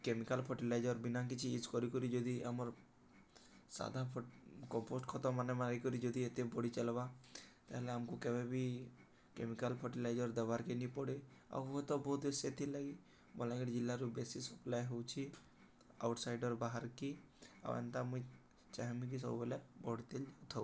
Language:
Odia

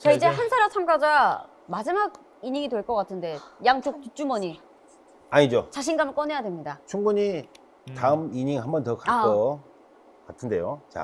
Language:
Korean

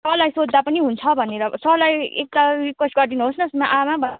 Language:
Nepali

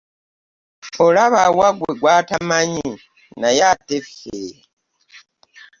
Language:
Ganda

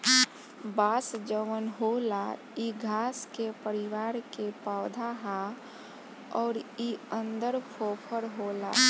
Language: Bhojpuri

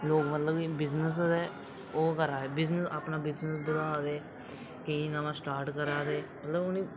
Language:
Dogri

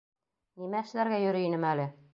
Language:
Bashkir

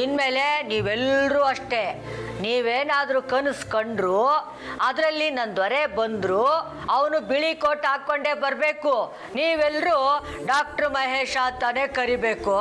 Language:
Kannada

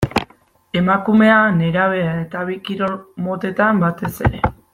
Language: Basque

